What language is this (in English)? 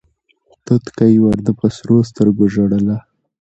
Pashto